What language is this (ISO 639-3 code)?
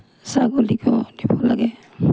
asm